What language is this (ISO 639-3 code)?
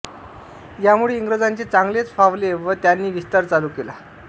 mar